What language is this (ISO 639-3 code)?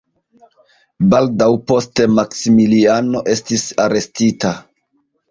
epo